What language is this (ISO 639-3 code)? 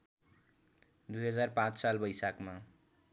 nep